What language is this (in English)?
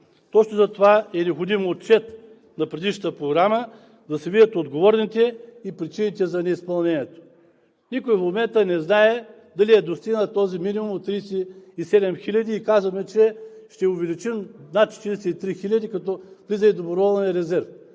Bulgarian